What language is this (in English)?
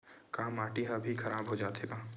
Chhattisgarhi